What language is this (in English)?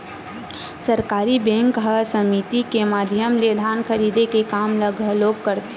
Chhattisgarhi